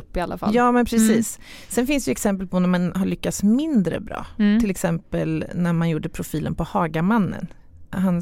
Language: Swedish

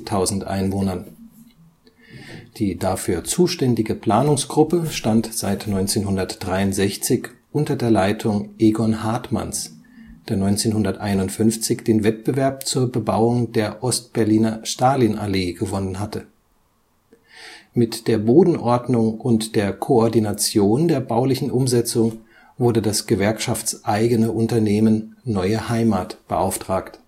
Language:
German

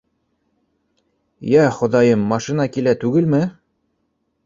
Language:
Bashkir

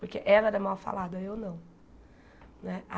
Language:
Portuguese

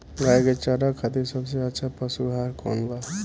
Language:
Bhojpuri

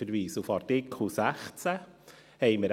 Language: Swiss German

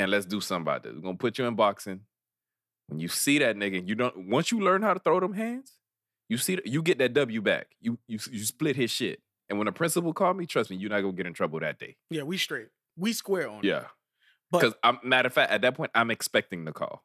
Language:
English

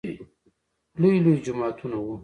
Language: Pashto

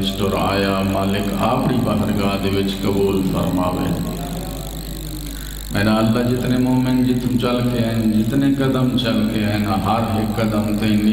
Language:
Hindi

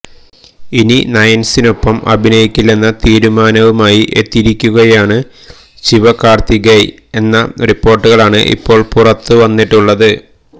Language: Malayalam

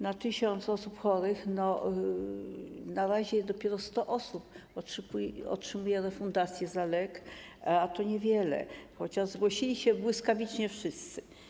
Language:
Polish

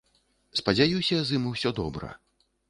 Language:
Belarusian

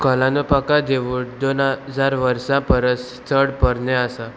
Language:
Konkani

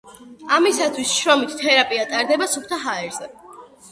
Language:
Georgian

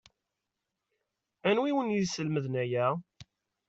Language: Kabyle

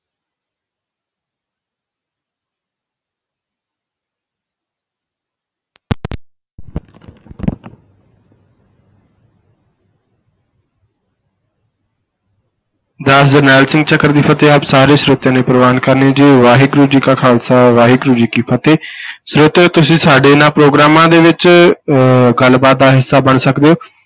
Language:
Punjabi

